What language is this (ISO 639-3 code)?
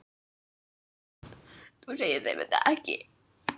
isl